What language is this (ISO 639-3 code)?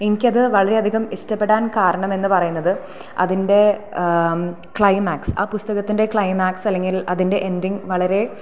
mal